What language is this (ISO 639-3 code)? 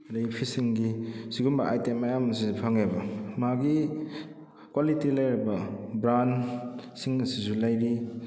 mni